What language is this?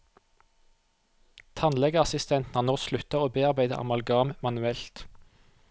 Norwegian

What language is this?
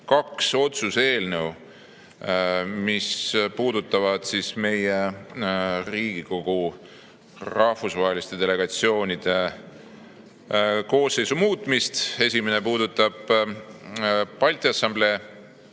Estonian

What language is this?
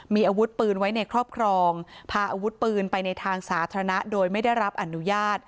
Thai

